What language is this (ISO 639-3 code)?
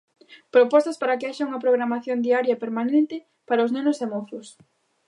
glg